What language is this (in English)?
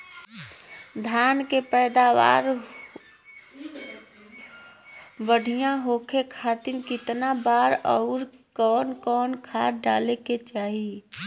Bhojpuri